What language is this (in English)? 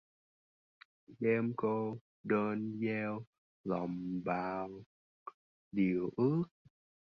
Vietnamese